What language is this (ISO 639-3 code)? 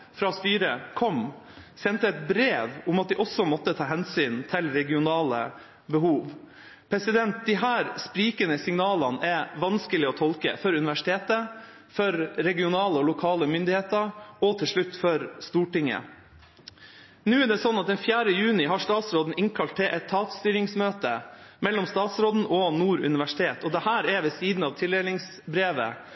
nob